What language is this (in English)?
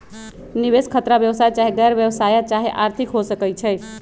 Magahi